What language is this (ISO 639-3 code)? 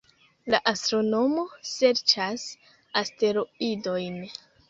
epo